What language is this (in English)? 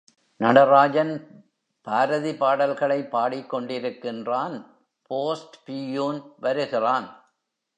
Tamil